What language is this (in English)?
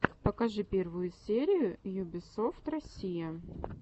Russian